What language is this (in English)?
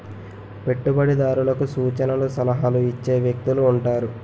Telugu